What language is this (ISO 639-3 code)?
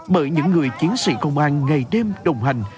vie